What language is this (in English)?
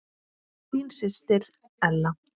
Icelandic